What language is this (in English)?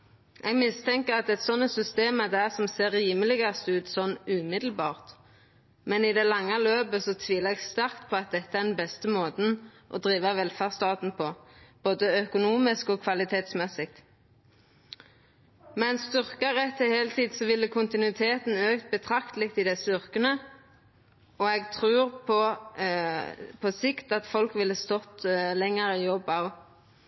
Norwegian Nynorsk